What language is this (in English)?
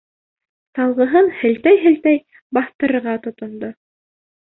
Bashkir